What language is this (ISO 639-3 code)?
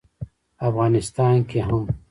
pus